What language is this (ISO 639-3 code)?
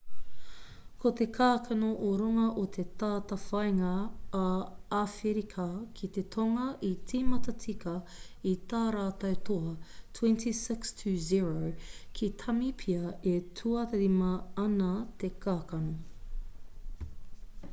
mri